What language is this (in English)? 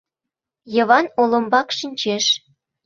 Mari